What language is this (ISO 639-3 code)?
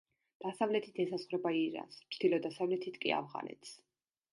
kat